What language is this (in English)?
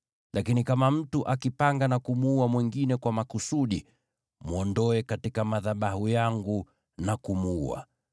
Swahili